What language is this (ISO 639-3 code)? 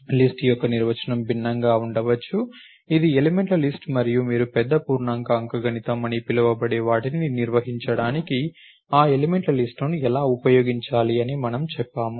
tel